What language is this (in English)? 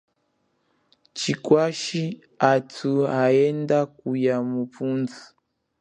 Chokwe